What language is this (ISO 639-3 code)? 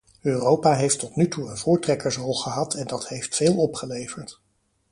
nld